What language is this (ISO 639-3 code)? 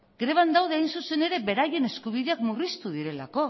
eus